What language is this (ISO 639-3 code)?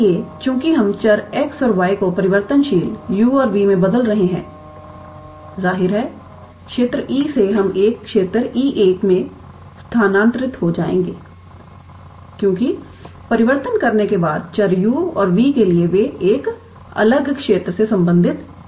hin